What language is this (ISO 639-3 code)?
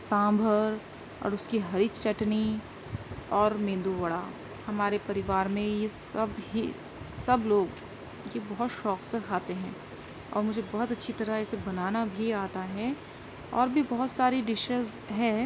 urd